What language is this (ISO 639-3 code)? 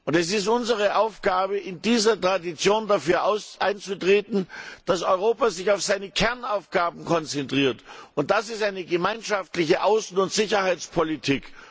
deu